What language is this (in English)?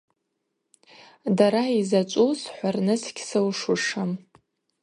Abaza